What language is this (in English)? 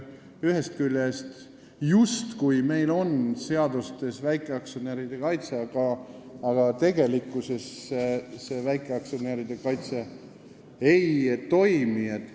Estonian